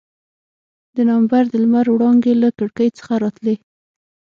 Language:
Pashto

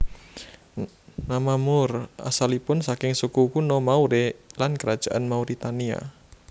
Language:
Javanese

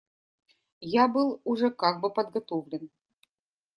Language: Russian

